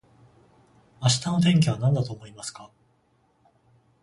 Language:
Japanese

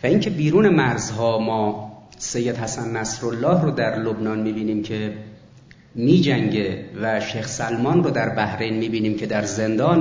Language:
Persian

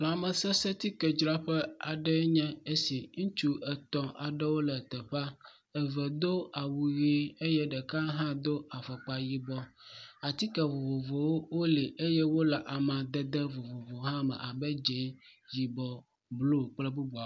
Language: Ewe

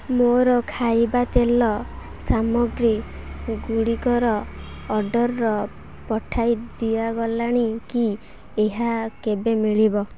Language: Odia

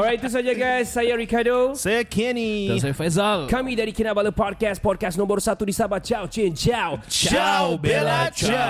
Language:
Malay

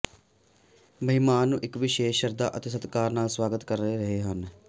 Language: Punjabi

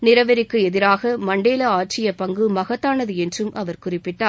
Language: Tamil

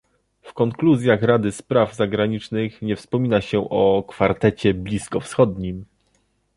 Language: Polish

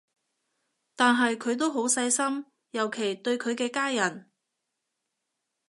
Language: Cantonese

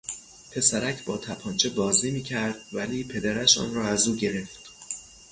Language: Persian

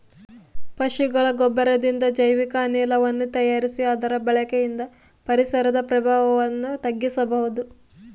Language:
Kannada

